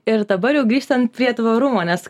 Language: Lithuanian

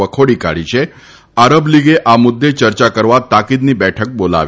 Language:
Gujarati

